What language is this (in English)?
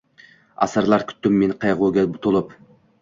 Uzbek